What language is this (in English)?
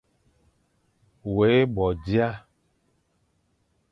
Fang